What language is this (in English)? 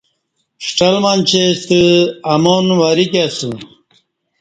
Kati